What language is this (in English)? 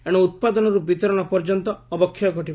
Odia